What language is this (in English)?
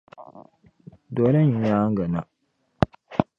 Dagbani